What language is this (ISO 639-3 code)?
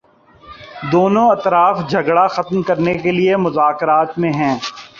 urd